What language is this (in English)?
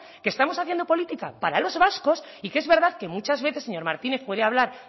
Spanish